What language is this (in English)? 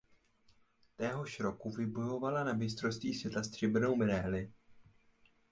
Czech